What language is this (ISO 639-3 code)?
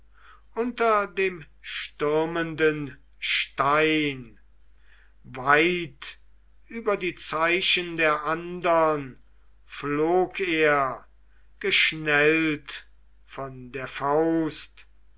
deu